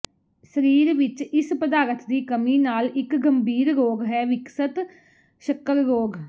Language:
Punjabi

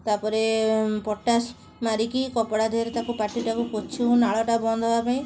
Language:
Odia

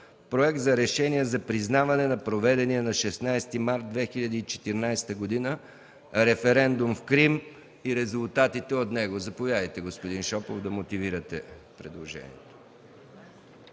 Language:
Bulgarian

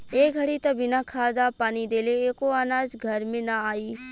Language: Bhojpuri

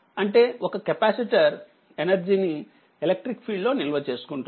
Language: Telugu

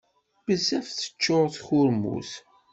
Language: Kabyle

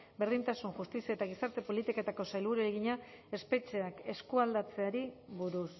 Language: Basque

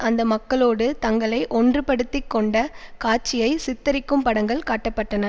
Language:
Tamil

